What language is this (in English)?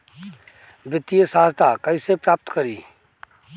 Bhojpuri